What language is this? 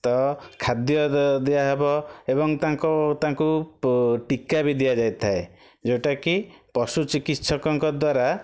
Odia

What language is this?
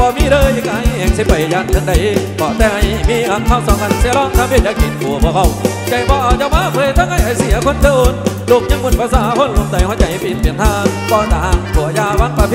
Thai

